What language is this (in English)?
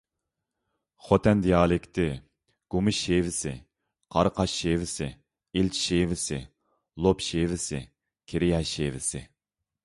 Uyghur